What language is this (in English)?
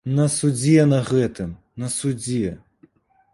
Belarusian